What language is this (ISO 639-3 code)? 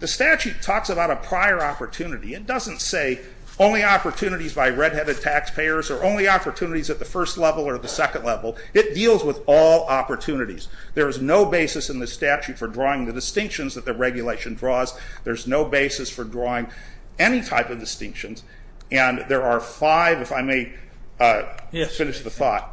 eng